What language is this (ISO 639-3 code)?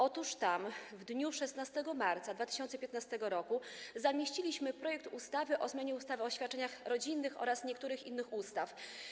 pol